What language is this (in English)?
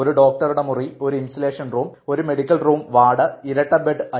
Malayalam